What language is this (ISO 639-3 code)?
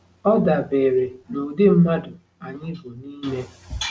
ibo